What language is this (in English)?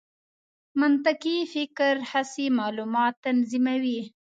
Pashto